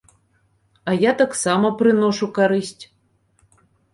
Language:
Belarusian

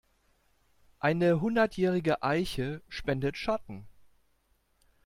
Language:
German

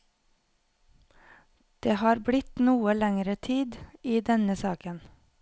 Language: Norwegian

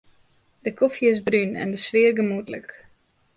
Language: Western Frisian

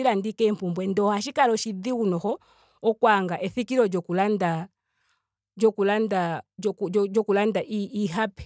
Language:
Ndonga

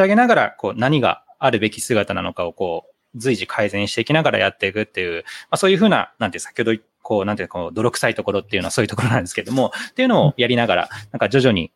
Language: Japanese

